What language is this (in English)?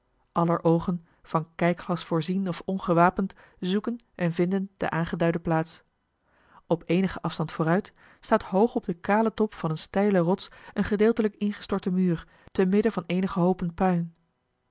Dutch